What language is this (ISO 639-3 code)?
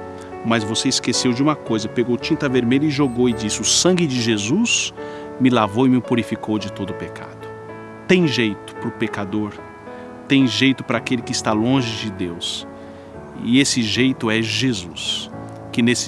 por